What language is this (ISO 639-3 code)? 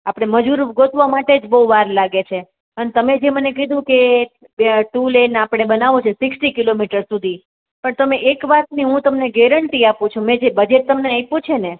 guj